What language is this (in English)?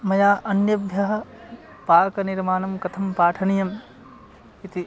Sanskrit